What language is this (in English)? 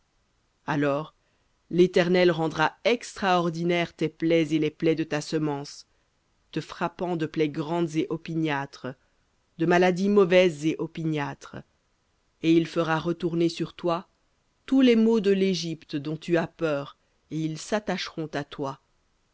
French